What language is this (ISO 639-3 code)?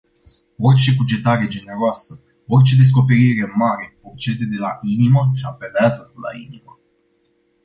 ron